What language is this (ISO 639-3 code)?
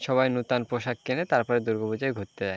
ben